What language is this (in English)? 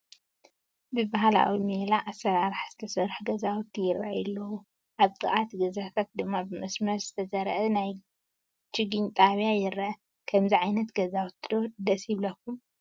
Tigrinya